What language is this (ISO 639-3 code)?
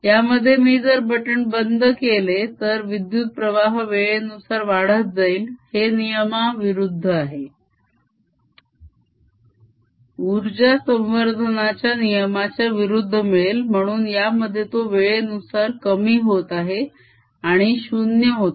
mar